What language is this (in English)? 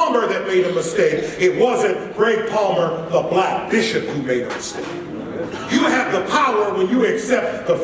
English